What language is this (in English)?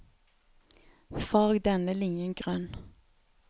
Norwegian